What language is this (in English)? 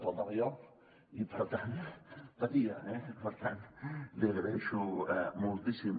Catalan